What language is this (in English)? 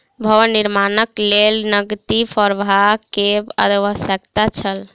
Maithili